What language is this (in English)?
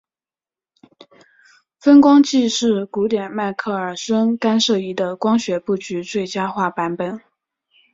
Chinese